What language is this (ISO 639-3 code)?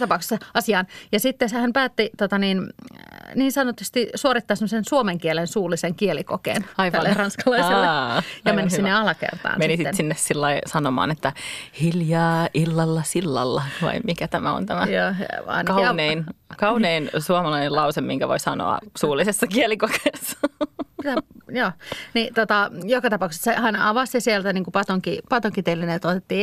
fin